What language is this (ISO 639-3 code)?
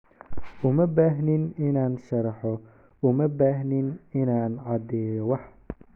som